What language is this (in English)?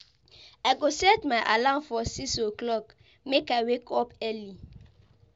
Nigerian Pidgin